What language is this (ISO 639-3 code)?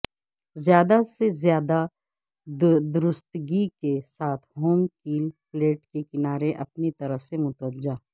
urd